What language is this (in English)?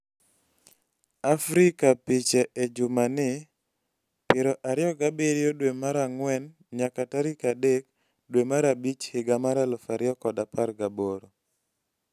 Luo (Kenya and Tanzania)